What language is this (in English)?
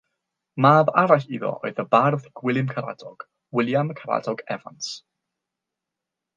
Welsh